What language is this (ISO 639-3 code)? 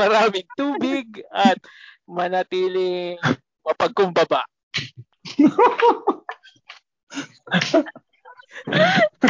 fil